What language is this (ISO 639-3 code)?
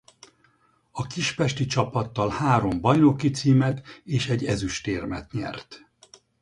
hun